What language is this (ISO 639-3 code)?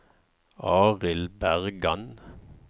nor